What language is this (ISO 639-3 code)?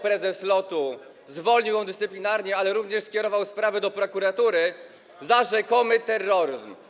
pol